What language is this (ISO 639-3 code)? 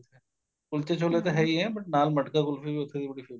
pan